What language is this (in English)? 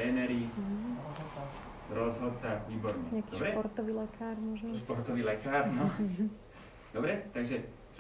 Slovak